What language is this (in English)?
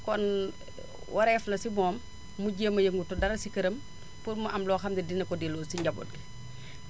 Wolof